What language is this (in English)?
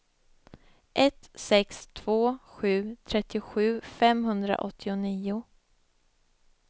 Swedish